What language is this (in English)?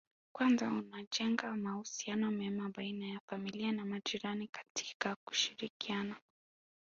Swahili